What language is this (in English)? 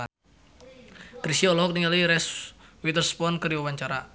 Sundanese